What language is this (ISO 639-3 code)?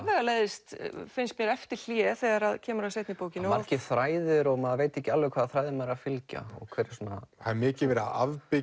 isl